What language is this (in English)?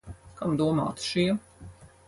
Latvian